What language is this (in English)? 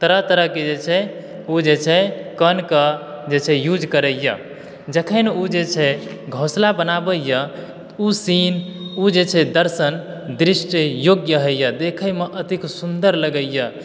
Maithili